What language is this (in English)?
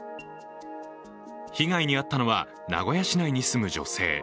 Japanese